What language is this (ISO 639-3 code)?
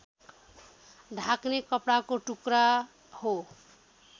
nep